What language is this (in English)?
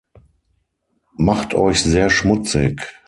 German